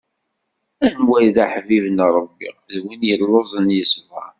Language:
Kabyle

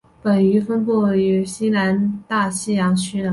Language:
Chinese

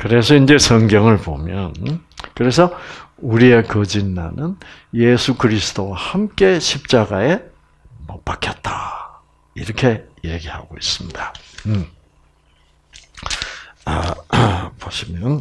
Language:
Korean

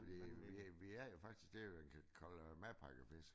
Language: Danish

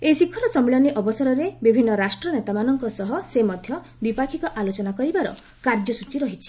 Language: Odia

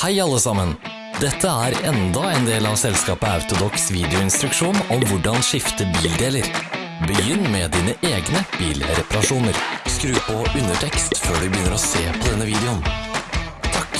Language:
Norwegian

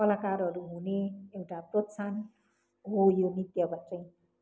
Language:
Nepali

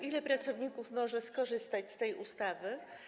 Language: Polish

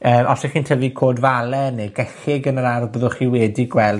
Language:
Welsh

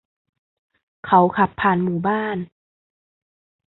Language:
Thai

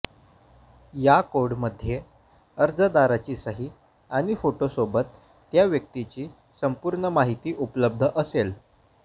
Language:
Marathi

